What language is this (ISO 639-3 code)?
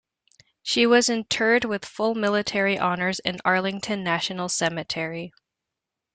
eng